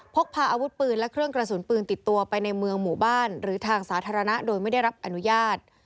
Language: Thai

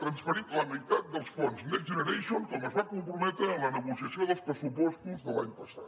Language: Catalan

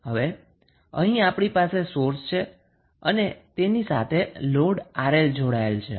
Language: Gujarati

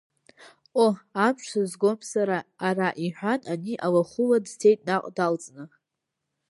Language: Abkhazian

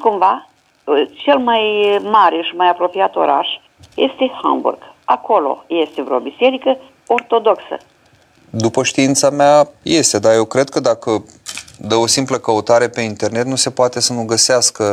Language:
Romanian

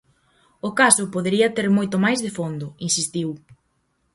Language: Galician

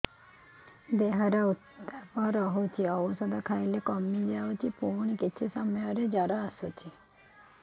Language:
Odia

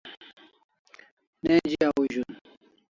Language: Kalasha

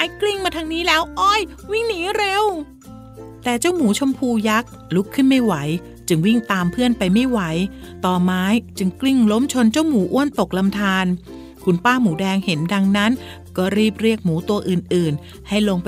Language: Thai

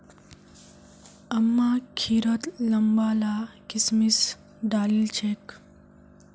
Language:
Magahi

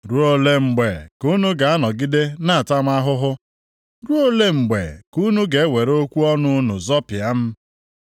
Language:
Igbo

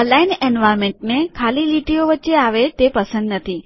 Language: Gujarati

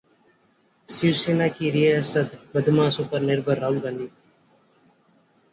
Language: Hindi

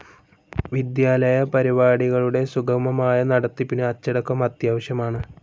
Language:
Malayalam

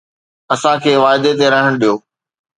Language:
Sindhi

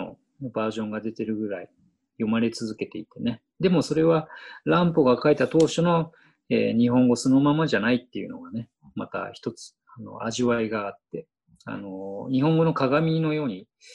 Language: Japanese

